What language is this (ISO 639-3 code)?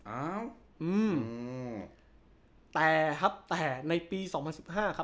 tha